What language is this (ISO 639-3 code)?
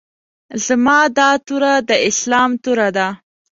pus